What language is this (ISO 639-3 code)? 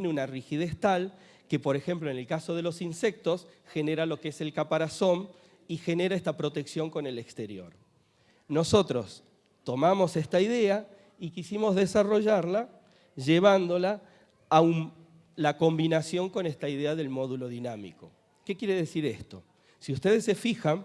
spa